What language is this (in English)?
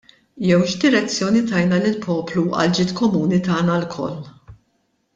Maltese